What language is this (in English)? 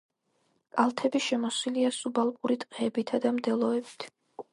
Georgian